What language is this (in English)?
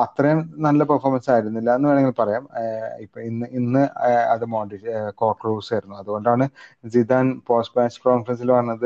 Malayalam